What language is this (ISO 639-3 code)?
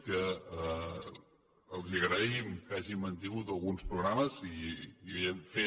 cat